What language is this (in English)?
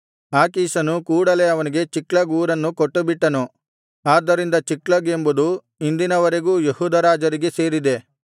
Kannada